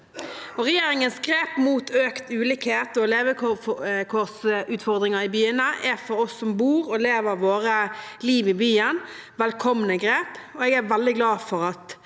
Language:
Norwegian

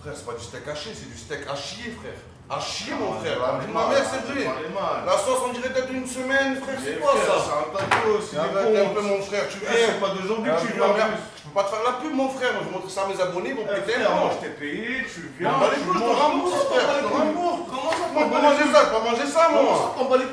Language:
French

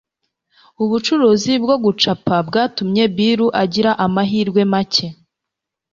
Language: Kinyarwanda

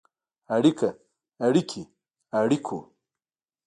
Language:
Pashto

